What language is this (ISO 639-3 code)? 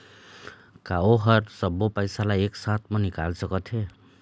hne